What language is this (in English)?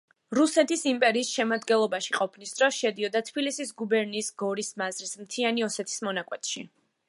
Georgian